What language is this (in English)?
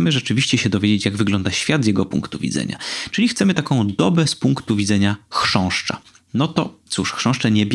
Polish